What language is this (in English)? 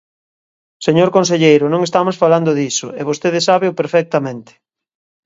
Galician